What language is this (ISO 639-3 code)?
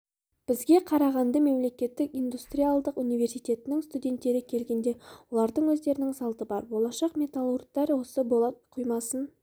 kaz